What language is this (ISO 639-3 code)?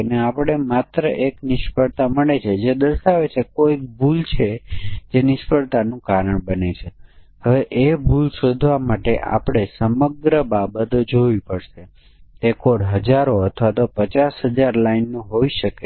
guj